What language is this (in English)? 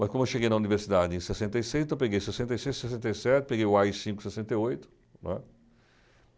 Portuguese